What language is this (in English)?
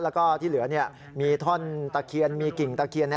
Thai